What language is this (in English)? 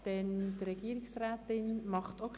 Swiss German